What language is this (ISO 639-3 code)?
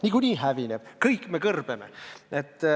est